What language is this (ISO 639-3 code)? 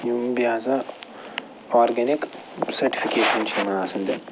kas